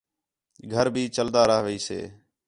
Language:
Khetrani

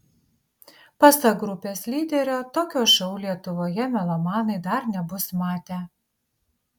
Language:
Lithuanian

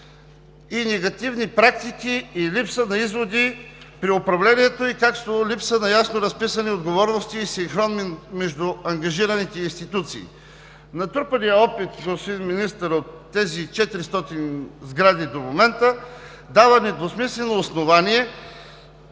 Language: Bulgarian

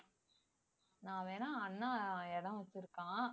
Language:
Tamil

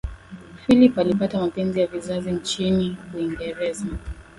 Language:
Swahili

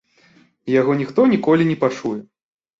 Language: Belarusian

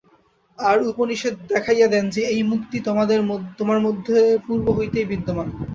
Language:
Bangla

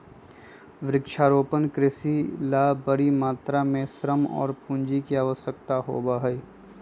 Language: Magahi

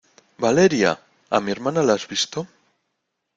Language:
Spanish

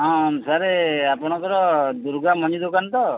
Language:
Odia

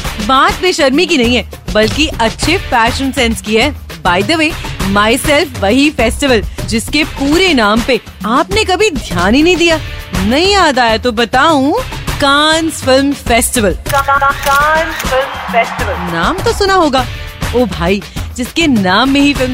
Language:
Hindi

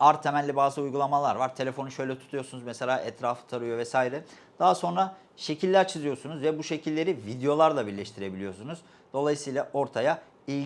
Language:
Turkish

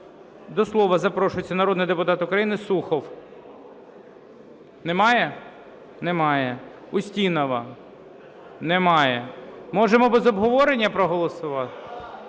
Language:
Ukrainian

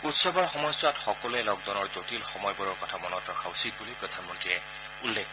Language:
Assamese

